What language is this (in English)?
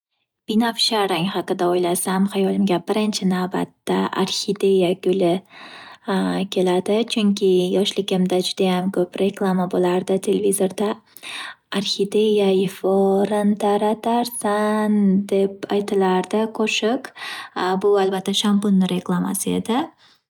Uzbek